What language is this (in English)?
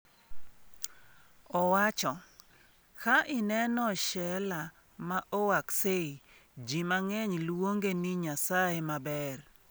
Luo (Kenya and Tanzania)